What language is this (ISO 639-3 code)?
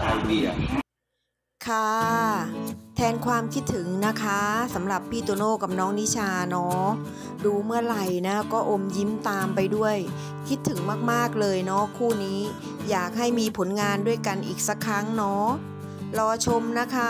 tha